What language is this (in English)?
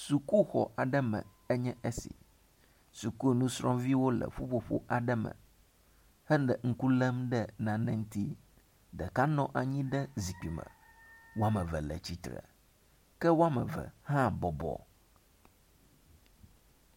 Ewe